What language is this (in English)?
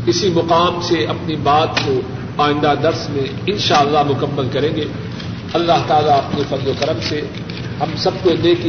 Urdu